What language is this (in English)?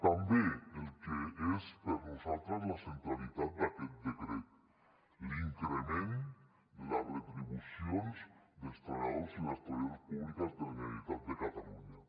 Catalan